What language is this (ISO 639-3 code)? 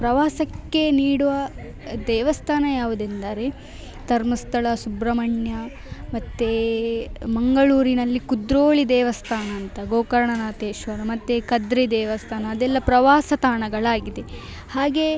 kan